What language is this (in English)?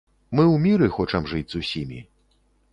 Belarusian